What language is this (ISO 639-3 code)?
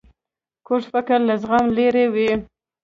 pus